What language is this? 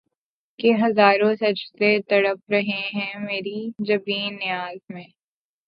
Urdu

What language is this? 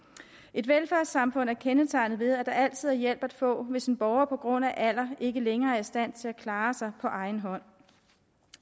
Danish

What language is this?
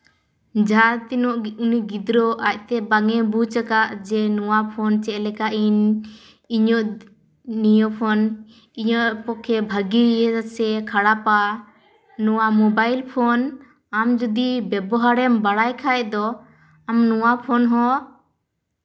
Santali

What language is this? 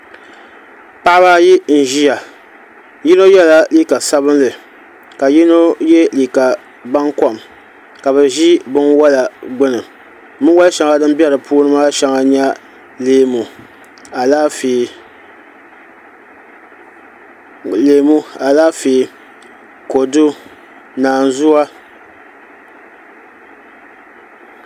Dagbani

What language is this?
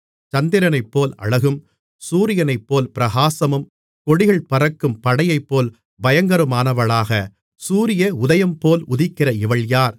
Tamil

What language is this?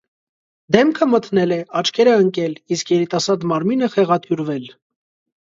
Armenian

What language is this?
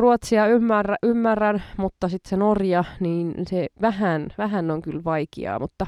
Finnish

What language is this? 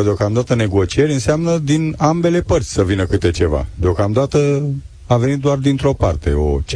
Romanian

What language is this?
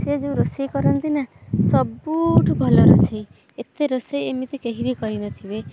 Odia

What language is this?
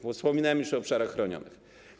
Polish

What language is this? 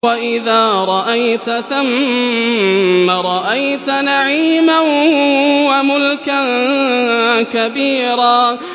Arabic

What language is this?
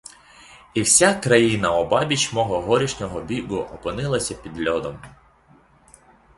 Ukrainian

